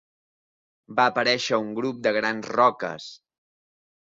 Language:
Catalan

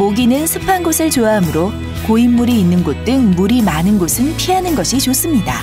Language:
Korean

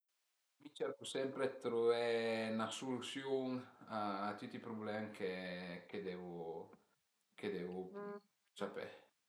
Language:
Piedmontese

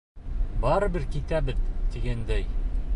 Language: Bashkir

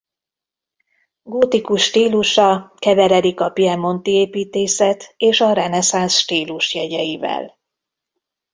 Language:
Hungarian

